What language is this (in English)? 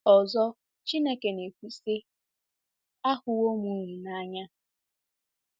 Igbo